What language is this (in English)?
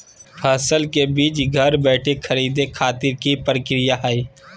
Magahi